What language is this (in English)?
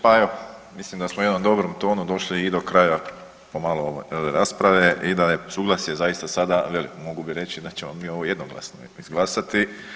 Croatian